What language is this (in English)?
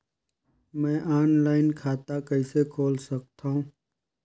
Chhattisgarhi